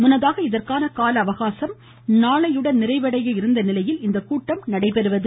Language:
Tamil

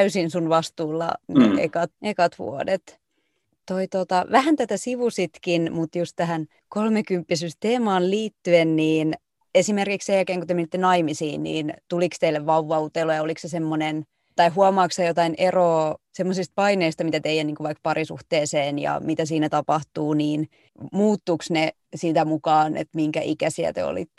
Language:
Finnish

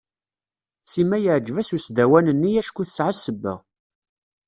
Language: Kabyle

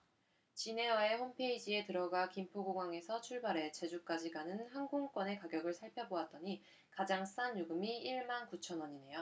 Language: Korean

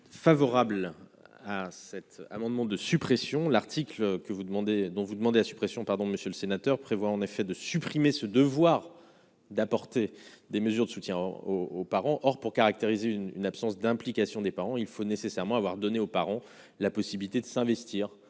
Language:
French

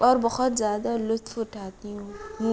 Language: Urdu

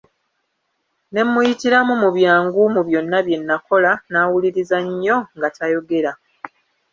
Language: Ganda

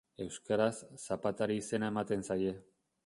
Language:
Basque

